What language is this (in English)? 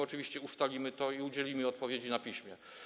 Polish